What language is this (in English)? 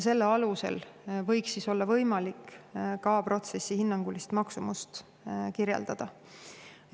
Estonian